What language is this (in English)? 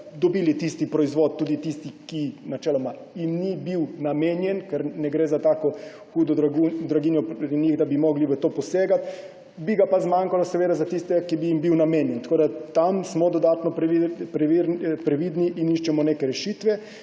Slovenian